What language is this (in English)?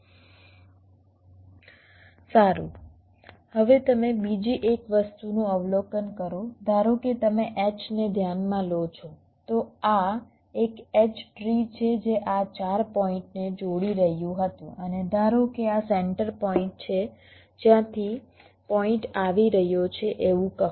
Gujarati